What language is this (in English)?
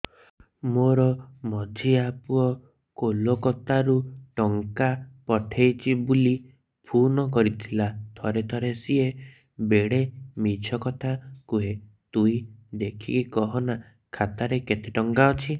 Odia